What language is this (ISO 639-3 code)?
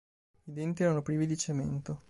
ita